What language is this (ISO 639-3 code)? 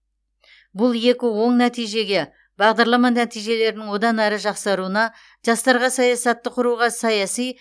kaz